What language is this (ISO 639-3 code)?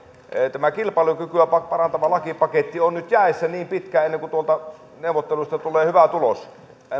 fin